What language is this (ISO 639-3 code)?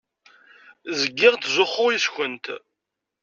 kab